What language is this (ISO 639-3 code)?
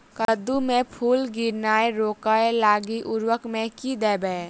mai